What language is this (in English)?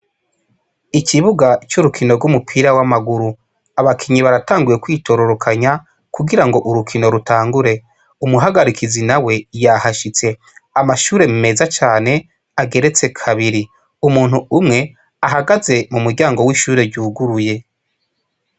Rundi